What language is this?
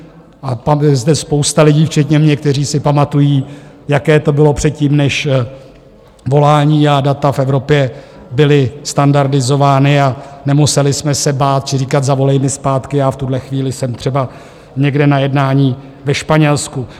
Czech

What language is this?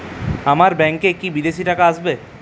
Bangla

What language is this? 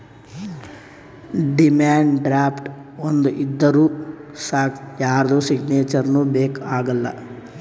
Kannada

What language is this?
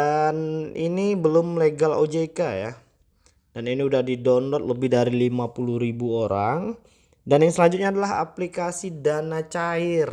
Indonesian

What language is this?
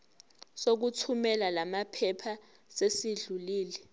Zulu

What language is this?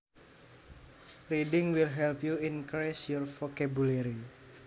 Javanese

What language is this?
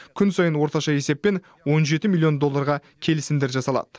Kazakh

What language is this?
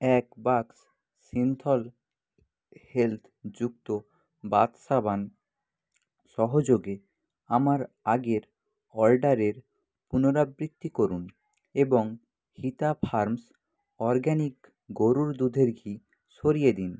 Bangla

